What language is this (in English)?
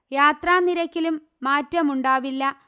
Malayalam